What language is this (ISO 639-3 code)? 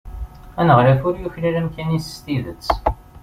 kab